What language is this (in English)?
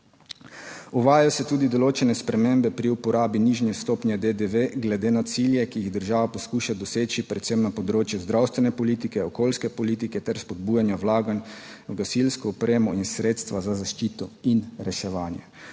Slovenian